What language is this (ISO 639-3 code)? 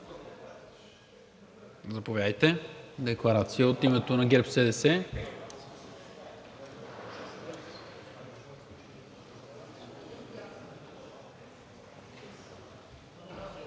bul